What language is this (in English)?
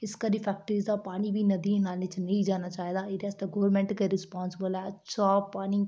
Dogri